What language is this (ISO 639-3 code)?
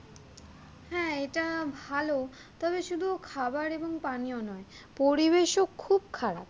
ben